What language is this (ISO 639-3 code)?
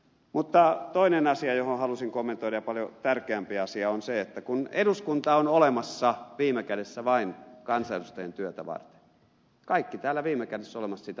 fin